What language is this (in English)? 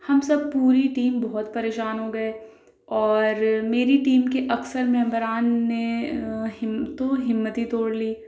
Urdu